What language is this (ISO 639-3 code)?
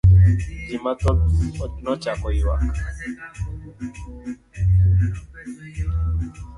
luo